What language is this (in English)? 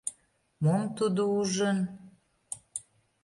Mari